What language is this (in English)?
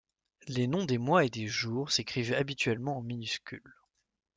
French